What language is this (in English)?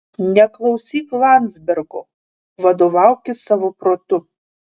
Lithuanian